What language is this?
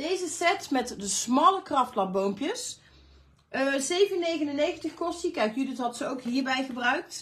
Dutch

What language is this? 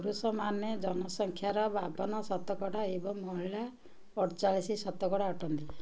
Odia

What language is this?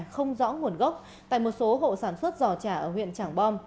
Vietnamese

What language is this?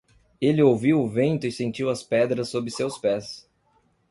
Portuguese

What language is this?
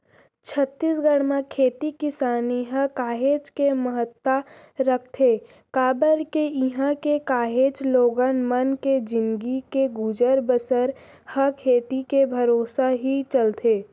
Chhattisgarhi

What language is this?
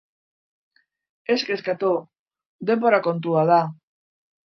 Basque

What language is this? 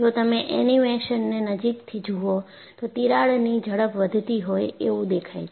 Gujarati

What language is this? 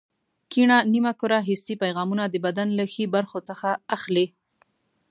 Pashto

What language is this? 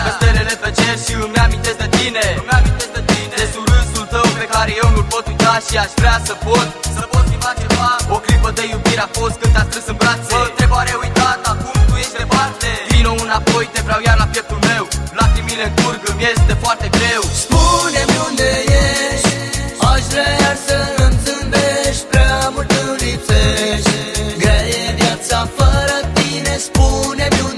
Romanian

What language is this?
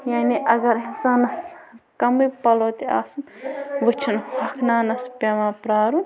Kashmiri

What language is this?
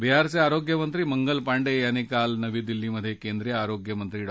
Marathi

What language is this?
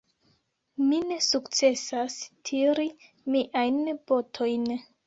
Esperanto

